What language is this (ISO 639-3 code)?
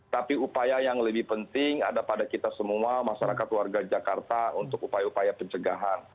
ind